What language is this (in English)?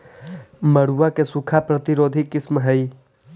Magahi